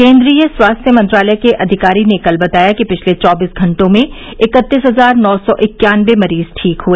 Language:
Hindi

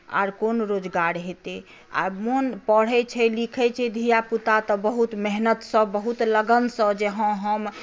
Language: Maithili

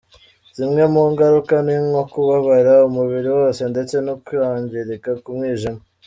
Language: Kinyarwanda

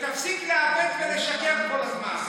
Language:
Hebrew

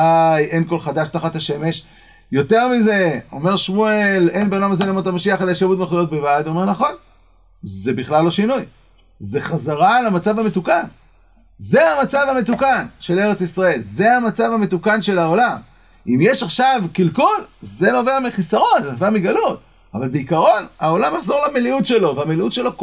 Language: Hebrew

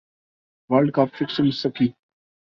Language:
Urdu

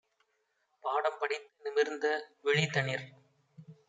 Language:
Tamil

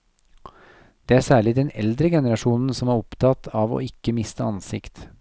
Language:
Norwegian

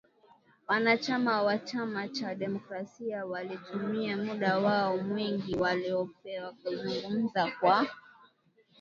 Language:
Swahili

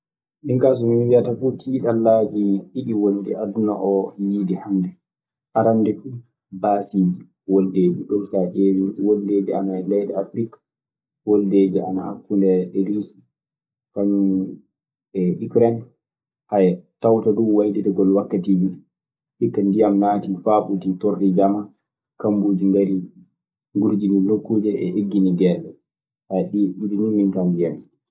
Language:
Maasina Fulfulde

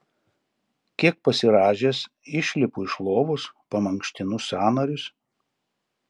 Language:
Lithuanian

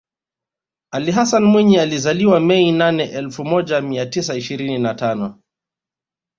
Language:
Swahili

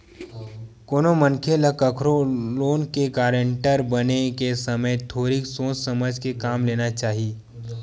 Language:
Chhattisgarhi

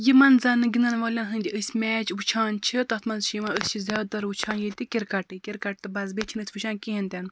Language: Kashmiri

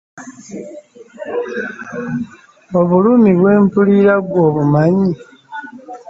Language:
Ganda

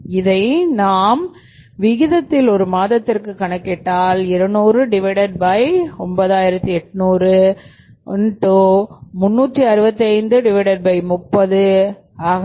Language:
Tamil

